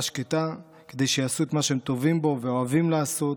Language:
Hebrew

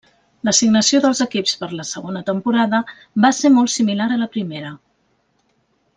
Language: Catalan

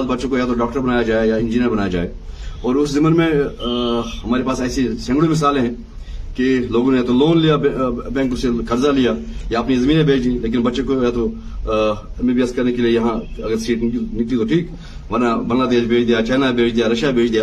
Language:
Urdu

